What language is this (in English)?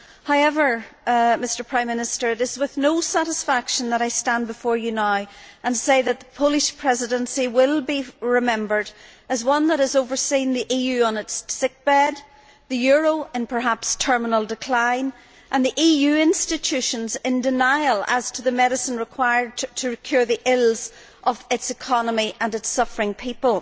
English